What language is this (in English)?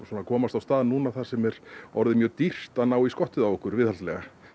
Icelandic